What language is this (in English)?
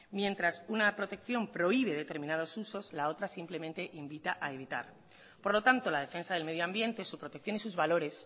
Spanish